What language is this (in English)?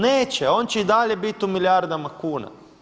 Croatian